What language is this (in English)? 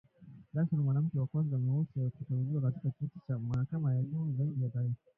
Swahili